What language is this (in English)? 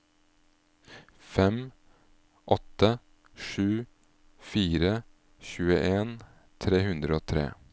Norwegian